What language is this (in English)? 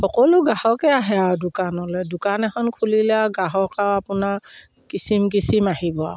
Assamese